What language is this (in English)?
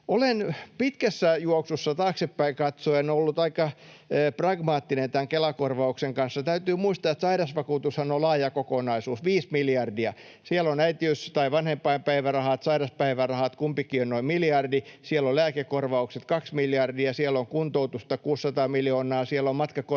Finnish